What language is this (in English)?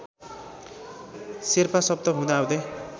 Nepali